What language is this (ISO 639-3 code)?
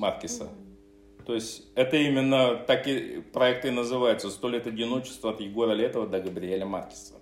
rus